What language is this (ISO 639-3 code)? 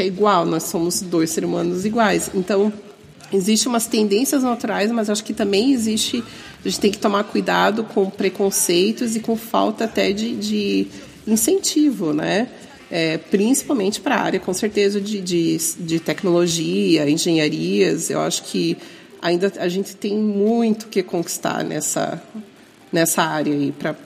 por